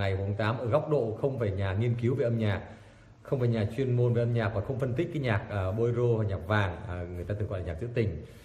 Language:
Vietnamese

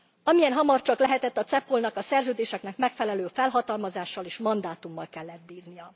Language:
Hungarian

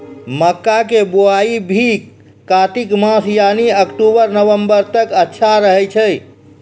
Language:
Maithili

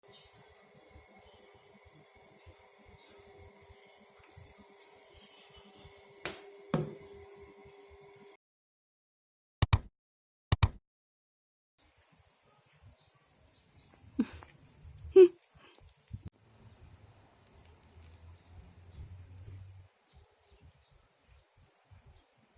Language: Korean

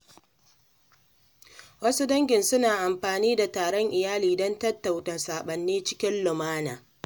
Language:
Hausa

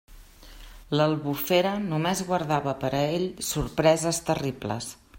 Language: Catalan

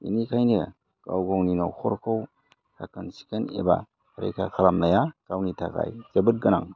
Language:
Bodo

